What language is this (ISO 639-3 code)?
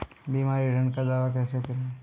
hin